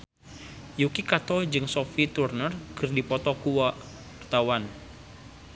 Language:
Sundanese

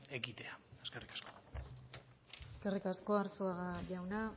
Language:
Basque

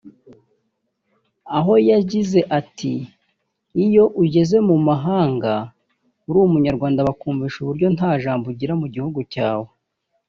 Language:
Kinyarwanda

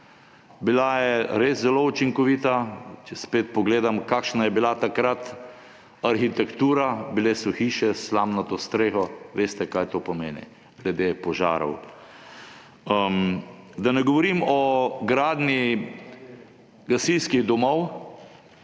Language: Slovenian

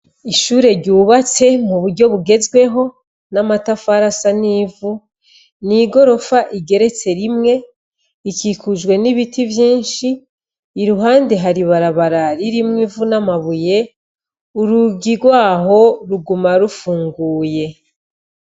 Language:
Rundi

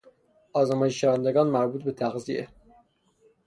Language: Persian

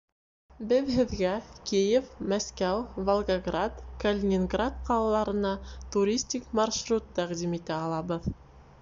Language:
Bashkir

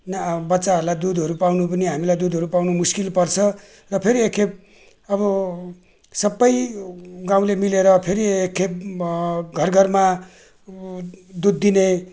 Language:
Nepali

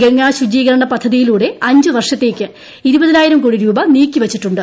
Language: Malayalam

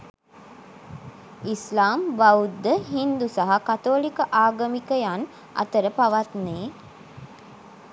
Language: Sinhala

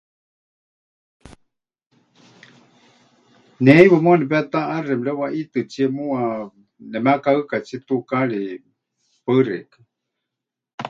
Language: Huichol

